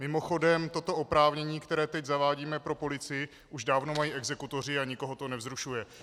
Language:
Czech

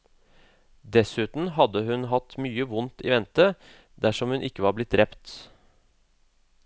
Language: Norwegian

